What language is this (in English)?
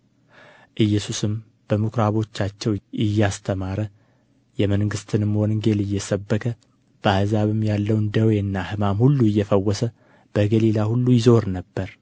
Amharic